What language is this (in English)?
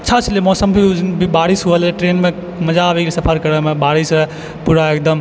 Maithili